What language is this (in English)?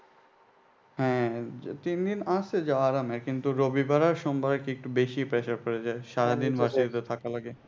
Bangla